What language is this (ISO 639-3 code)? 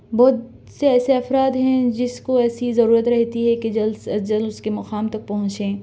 urd